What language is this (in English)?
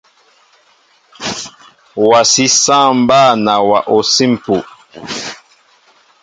Mbo (Cameroon)